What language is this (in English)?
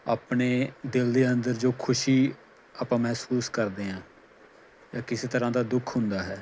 Punjabi